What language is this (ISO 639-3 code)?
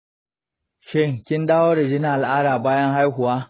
hau